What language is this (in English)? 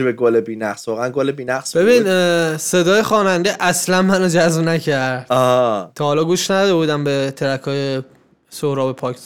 Persian